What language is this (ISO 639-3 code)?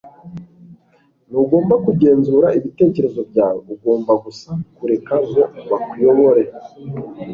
kin